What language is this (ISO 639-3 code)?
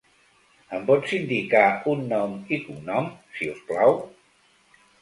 cat